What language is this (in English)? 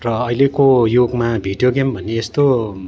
Nepali